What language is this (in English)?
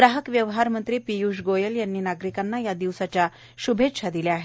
Marathi